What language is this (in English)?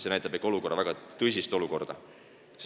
Estonian